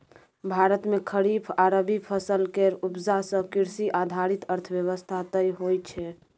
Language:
Maithili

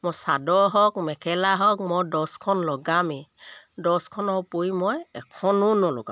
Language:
Assamese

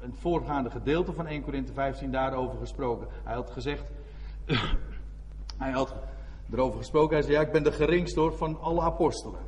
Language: Dutch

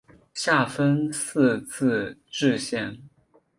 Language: Chinese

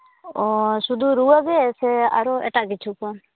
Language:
Santali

